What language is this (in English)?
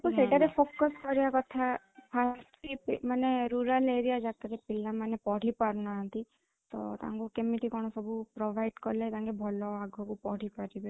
Odia